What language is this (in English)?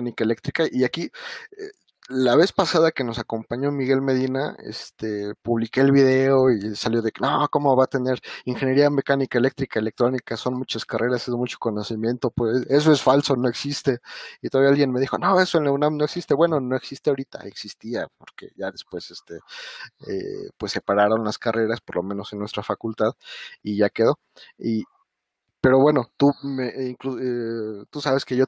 Spanish